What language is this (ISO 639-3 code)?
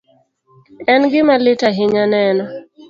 luo